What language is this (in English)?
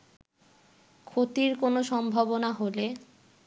Bangla